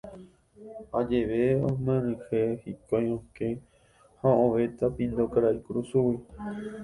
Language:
Guarani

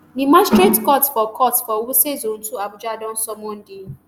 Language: Nigerian Pidgin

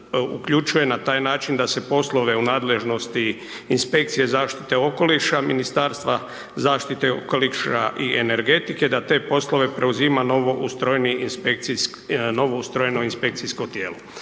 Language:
Croatian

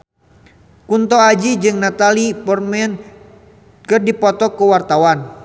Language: Sundanese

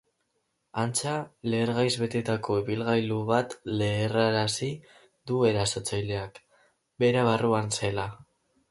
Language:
Basque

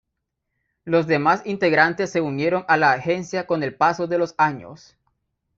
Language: Spanish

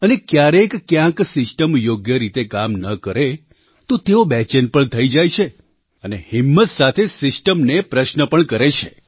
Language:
Gujarati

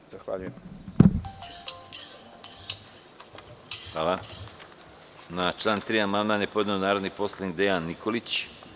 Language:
Serbian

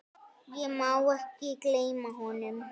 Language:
Icelandic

